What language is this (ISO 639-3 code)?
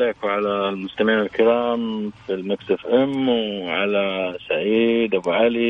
ara